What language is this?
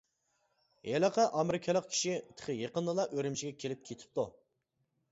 Uyghur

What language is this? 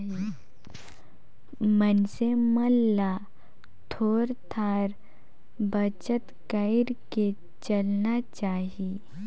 Chhattisgarhi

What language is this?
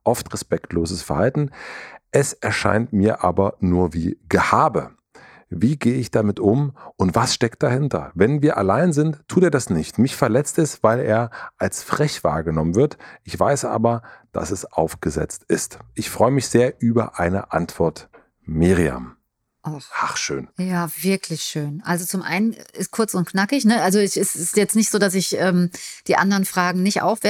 German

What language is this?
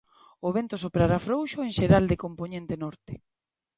Galician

